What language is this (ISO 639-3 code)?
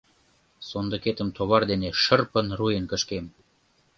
chm